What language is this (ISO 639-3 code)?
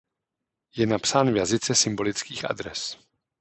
ces